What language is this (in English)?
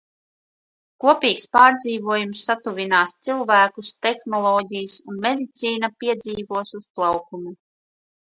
Latvian